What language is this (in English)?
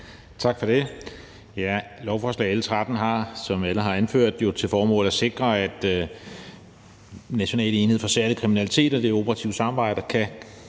Danish